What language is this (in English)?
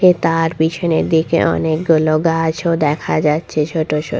Bangla